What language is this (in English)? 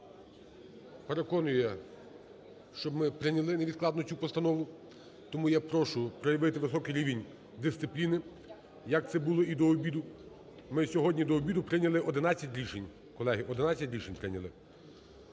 Ukrainian